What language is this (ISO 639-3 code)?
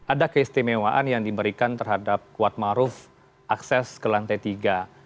ind